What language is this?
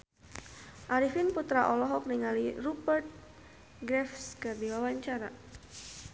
Sundanese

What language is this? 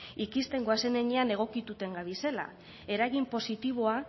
Basque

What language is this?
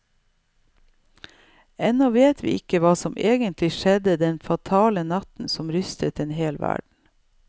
Norwegian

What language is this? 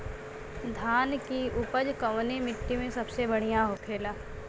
Bhojpuri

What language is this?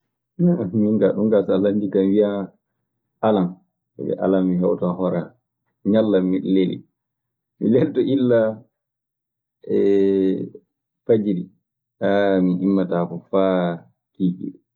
Maasina Fulfulde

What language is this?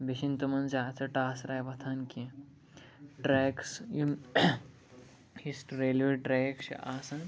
Kashmiri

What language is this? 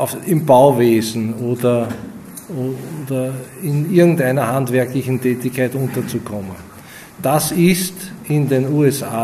German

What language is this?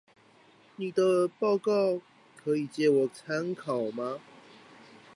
Chinese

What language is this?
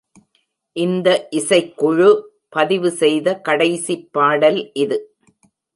Tamil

